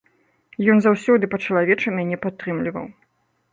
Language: Belarusian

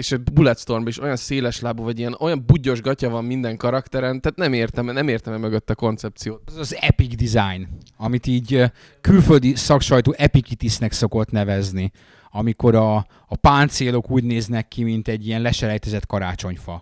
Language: Hungarian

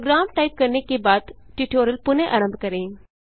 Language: Hindi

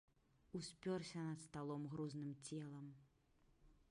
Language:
Belarusian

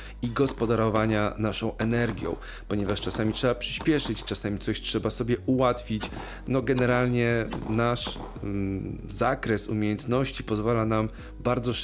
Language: Polish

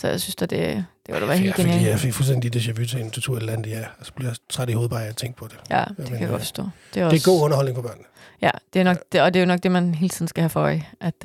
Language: Danish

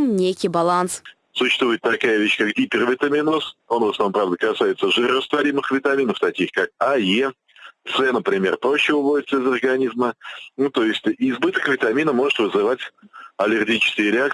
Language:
Russian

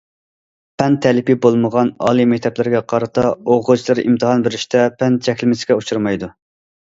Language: Uyghur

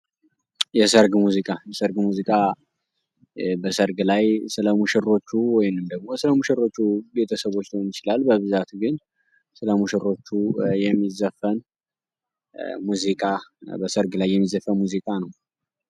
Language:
Amharic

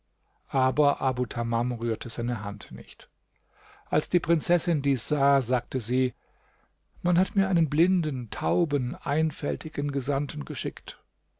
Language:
German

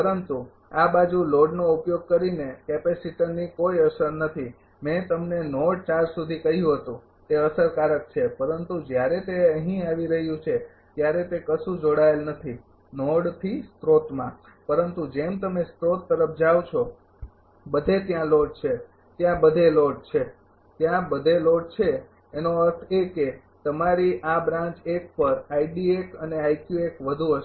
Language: Gujarati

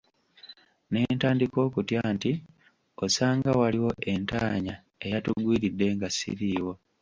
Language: Ganda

